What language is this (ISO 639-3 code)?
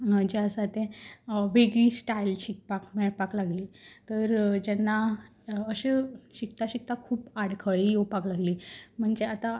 kok